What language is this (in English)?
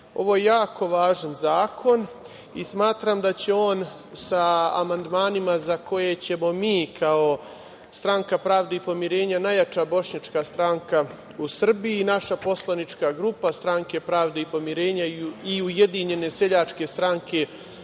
Serbian